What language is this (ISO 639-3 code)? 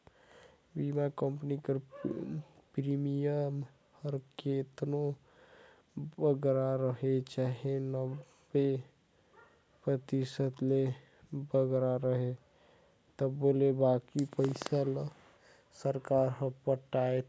hne